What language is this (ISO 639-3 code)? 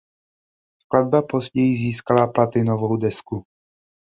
ces